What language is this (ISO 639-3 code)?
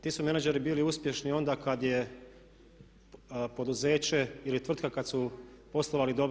hrv